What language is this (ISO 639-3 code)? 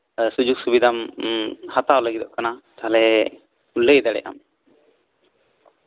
sat